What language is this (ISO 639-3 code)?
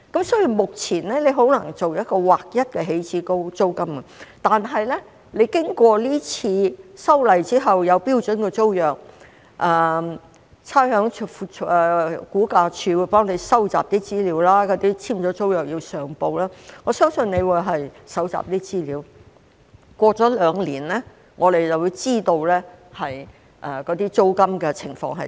yue